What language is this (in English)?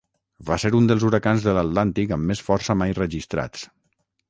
Catalan